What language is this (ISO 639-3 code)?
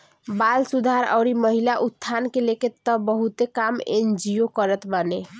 bho